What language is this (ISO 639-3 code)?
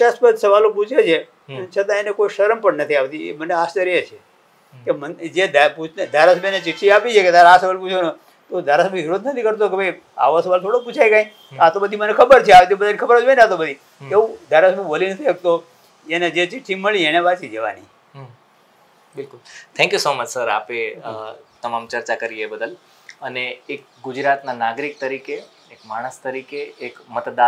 guj